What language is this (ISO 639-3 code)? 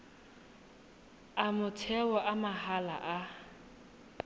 tsn